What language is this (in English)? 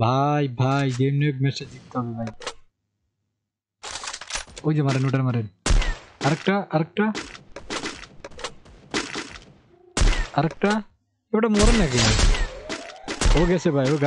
Turkish